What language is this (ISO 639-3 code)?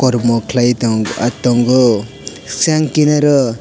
trp